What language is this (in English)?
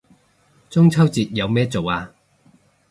Cantonese